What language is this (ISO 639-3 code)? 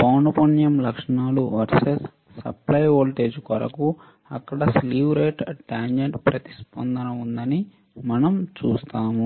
tel